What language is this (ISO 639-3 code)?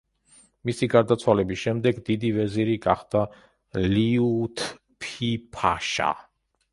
kat